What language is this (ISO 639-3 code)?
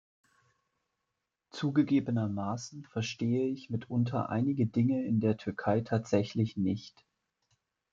deu